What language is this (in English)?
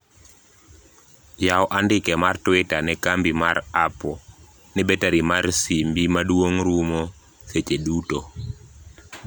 Luo (Kenya and Tanzania)